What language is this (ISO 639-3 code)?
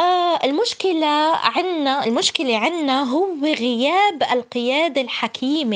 ara